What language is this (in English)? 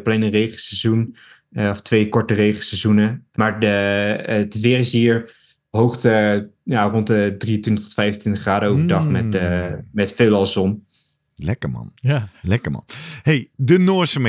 Dutch